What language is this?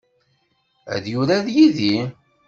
Kabyle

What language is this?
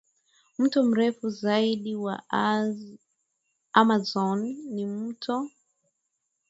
Swahili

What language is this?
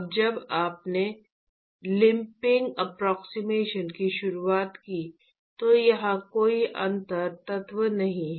Hindi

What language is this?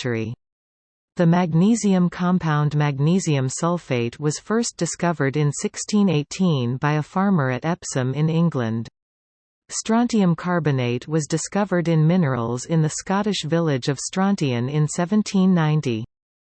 English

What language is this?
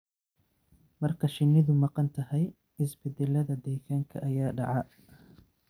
Somali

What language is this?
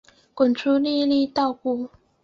Chinese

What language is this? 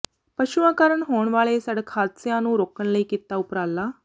Punjabi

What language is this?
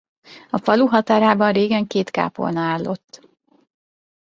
Hungarian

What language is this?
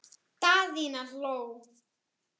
Icelandic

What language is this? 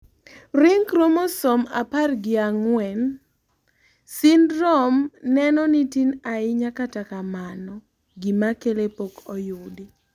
Luo (Kenya and Tanzania)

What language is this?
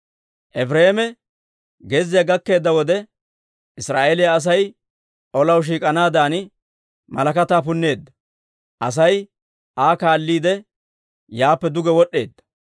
Dawro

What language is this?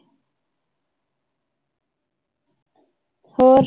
Punjabi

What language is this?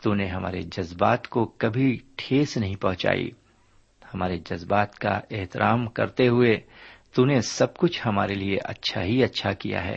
Urdu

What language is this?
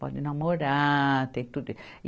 Portuguese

